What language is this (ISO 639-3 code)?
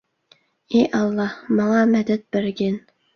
uig